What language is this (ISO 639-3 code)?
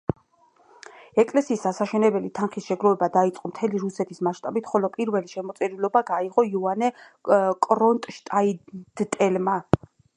kat